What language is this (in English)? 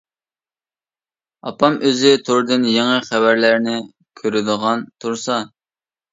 Uyghur